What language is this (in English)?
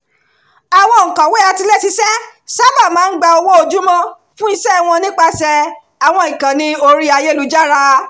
Yoruba